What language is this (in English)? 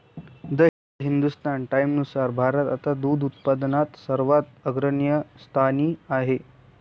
Marathi